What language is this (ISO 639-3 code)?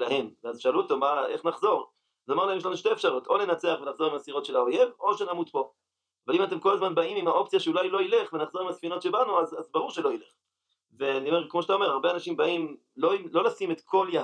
heb